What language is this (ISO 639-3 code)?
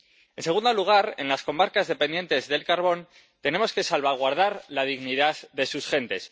spa